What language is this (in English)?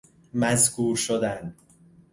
Persian